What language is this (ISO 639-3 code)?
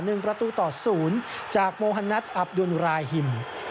tha